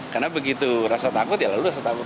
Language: Indonesian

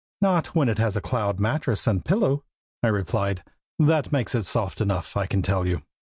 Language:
English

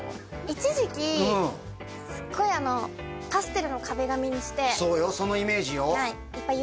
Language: Japanese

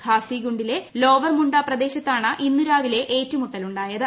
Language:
Malayalam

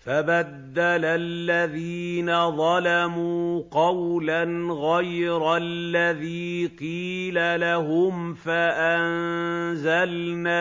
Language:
Arabic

